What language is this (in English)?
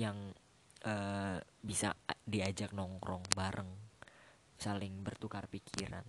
Indonesian